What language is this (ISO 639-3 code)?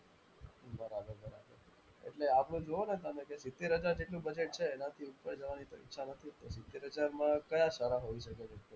guj